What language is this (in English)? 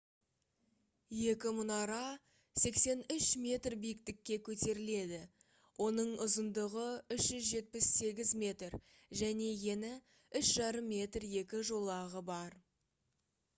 Kazakh